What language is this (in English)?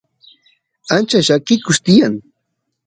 Santiago del Estero Quichua